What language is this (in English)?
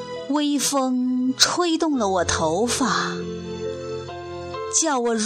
Chinese